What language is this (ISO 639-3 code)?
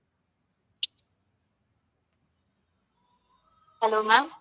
tam